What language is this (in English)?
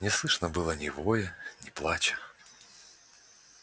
Russian